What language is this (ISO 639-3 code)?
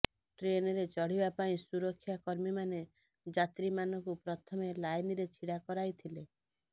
ori